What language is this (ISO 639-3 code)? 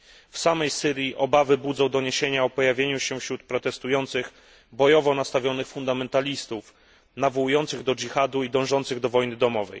pol